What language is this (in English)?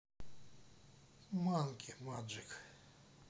Russian